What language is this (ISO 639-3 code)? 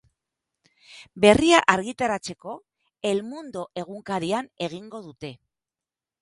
eus